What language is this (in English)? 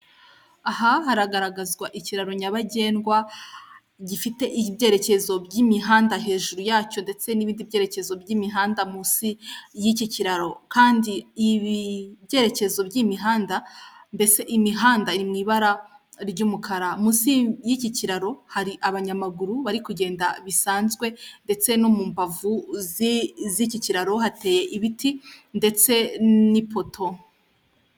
Kinyarwanda